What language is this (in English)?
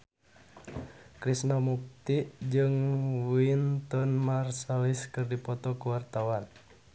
Sundanese